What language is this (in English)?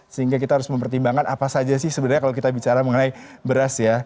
Indonesian